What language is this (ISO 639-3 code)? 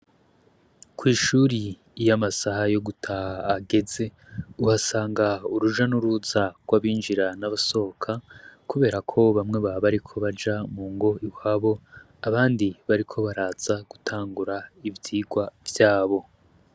run